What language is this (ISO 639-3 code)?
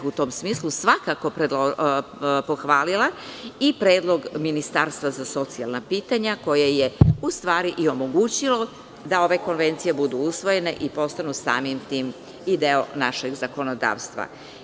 srp